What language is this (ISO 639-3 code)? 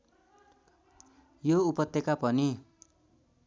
nep